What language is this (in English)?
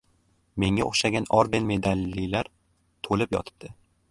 Uzbek